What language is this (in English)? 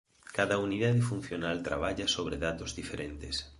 Galician